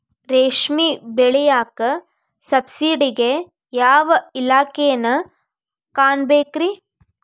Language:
Kannada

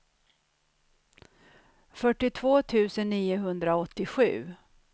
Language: Swedish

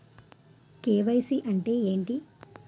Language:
Telugu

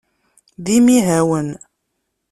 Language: Kabyle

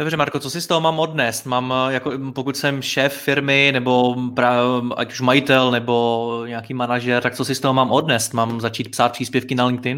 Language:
Czech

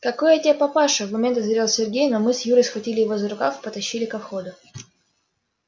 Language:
Russian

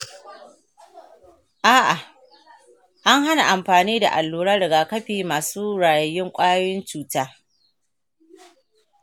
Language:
Hausa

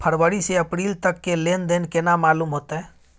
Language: Maithili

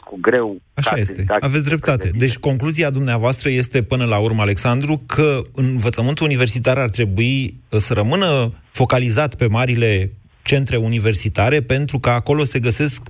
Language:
Romanian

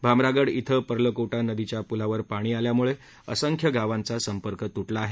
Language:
Marathi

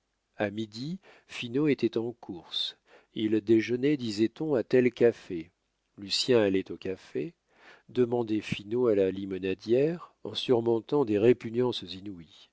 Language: French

